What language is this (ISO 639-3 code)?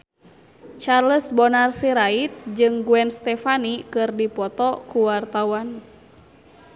sun